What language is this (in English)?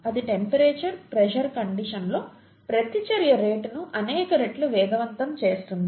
Telugu